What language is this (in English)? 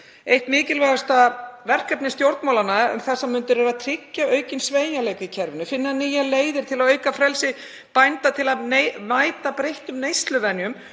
Icelandic